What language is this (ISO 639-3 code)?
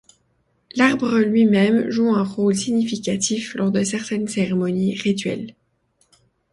fra